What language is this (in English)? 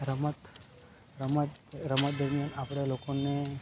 Gujarati